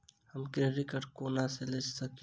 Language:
Maithili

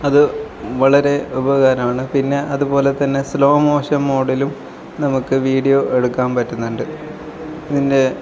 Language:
Malayalam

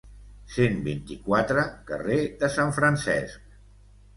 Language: Catalan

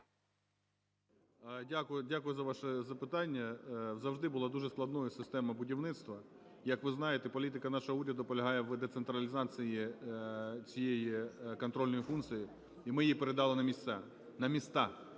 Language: Ukrainian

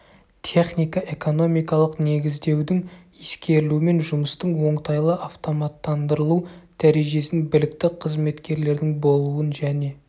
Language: Kazakh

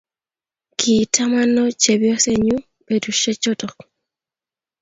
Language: Kalenjin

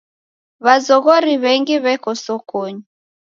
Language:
Taita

